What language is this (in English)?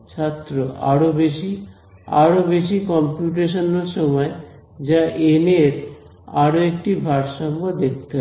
Bangla